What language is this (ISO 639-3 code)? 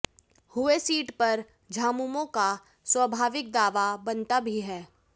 hin